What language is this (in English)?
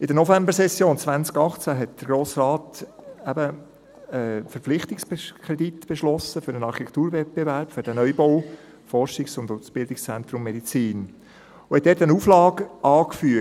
Swiss German